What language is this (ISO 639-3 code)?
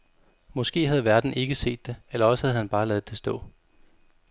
dan